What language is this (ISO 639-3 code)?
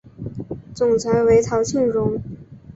zho